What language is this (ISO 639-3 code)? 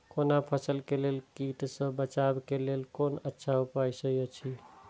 mai